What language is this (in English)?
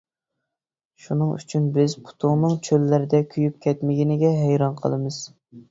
Uyghur